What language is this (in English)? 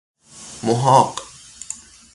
Persian